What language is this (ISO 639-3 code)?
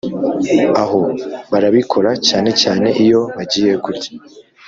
kin